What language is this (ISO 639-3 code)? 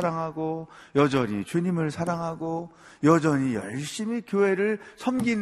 kor